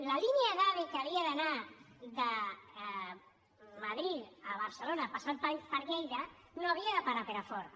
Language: Catalan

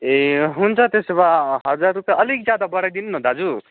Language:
Nepali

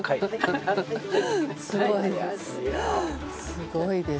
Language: Japanese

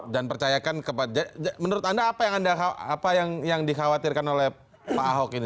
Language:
Indonesian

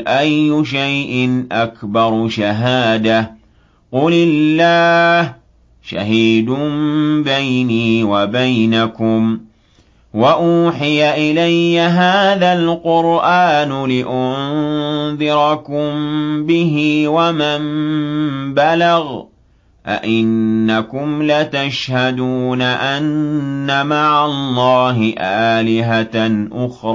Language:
Arabic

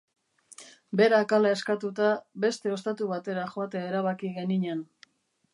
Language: Basque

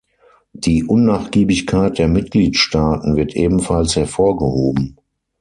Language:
German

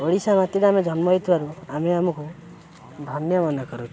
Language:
Odia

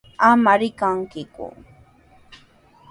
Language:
Sihuas Ancash Quechua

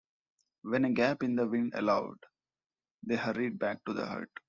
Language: English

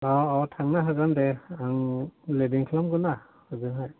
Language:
Bodo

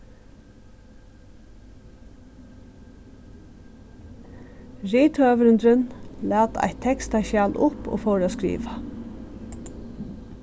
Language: Faroese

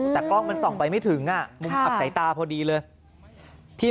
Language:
Thai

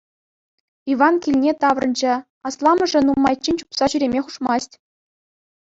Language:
Chuvash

